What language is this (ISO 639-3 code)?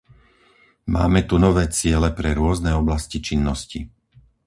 slk